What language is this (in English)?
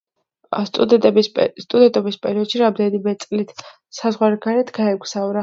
Georgian